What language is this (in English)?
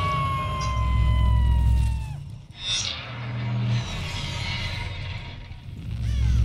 Italian